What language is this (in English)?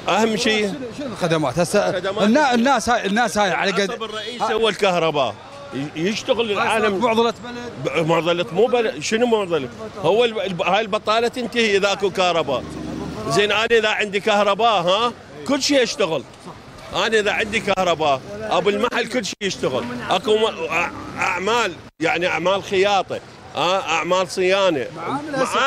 Arabic